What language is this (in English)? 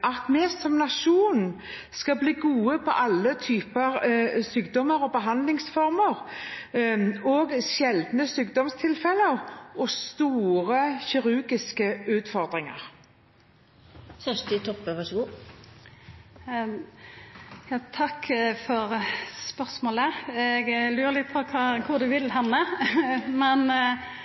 Norwegian